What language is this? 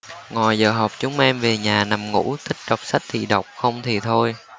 Vietnamese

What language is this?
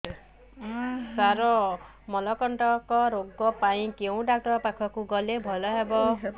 Odia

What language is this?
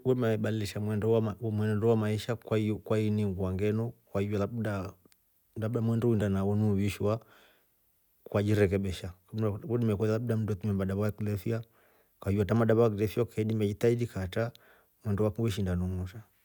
Rombo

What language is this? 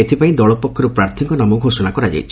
Odia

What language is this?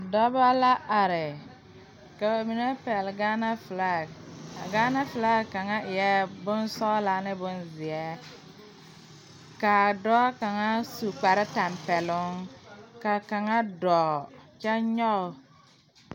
Southern Dagaare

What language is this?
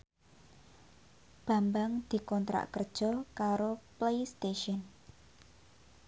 Javanese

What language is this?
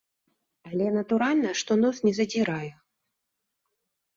Belarusian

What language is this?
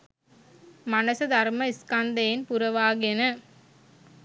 Sinhala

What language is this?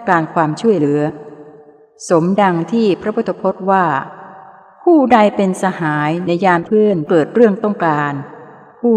Thai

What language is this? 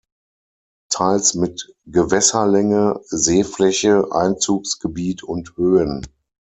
German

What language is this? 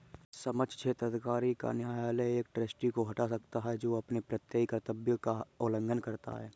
Hindi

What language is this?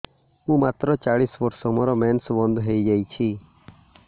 Odia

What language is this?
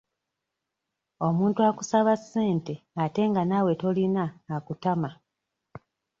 Ganda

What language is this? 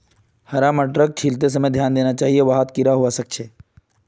Magahi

